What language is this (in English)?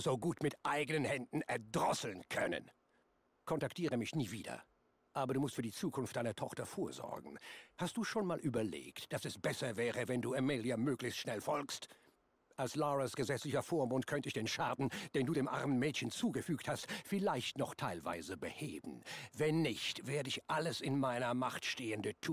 German